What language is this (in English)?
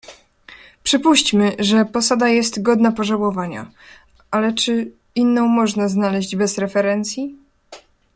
Polish